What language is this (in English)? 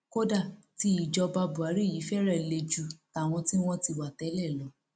Yoruba